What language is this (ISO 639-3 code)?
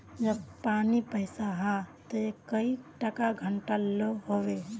mag